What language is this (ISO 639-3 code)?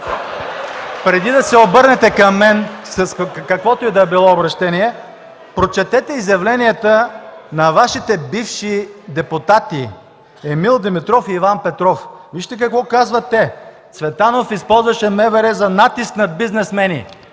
bul